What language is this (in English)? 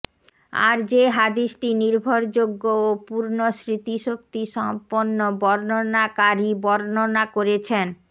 Bangla